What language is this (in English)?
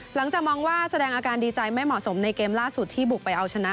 Thai